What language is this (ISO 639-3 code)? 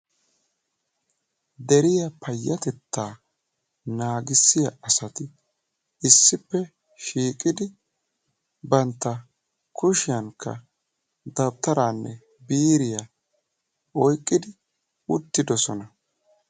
wal